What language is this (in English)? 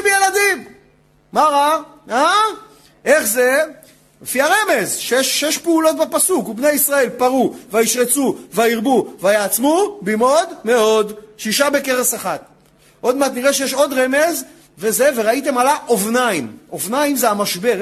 Hebrew